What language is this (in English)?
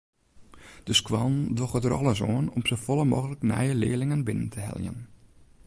Western Frisian